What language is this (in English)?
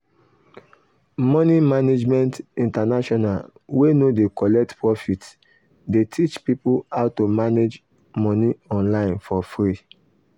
Nigerian Pidgin